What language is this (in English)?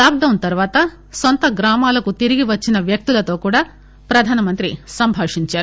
Telugu